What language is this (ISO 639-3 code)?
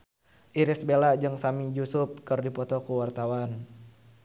sun